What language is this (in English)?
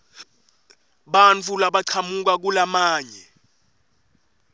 Swati